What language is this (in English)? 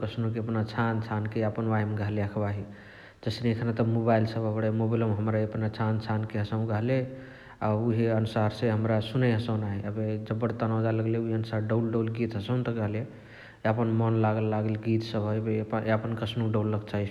Chitwania Tharu